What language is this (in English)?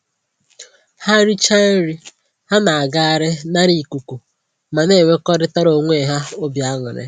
Igbo